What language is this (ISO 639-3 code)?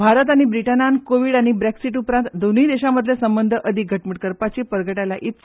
kok